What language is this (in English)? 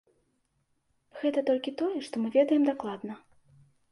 Belarusian